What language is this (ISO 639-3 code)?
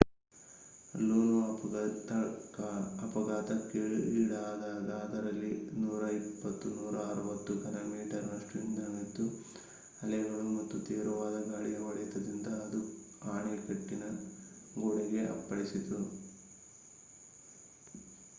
kan